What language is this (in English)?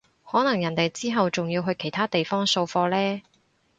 Cantonese